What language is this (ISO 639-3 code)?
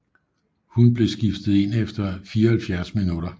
dan